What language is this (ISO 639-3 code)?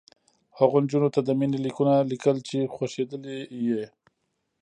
pus